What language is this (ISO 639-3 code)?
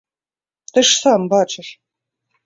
bel